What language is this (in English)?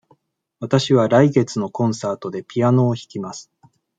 Japanese